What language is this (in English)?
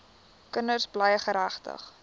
Afrikaans